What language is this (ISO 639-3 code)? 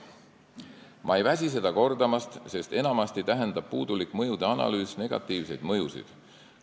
est